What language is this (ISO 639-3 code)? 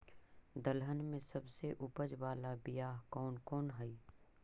mag